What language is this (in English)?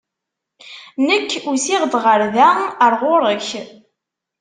Kabyle